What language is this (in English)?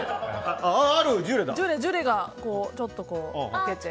Japanese